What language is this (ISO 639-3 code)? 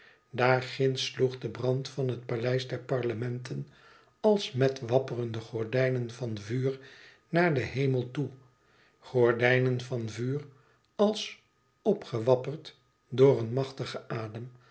nld